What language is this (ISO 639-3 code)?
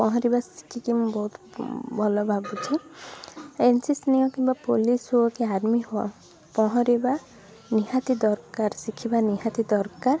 ori